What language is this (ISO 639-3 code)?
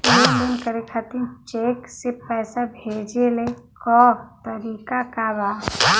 bho